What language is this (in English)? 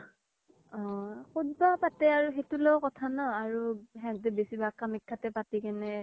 Assamese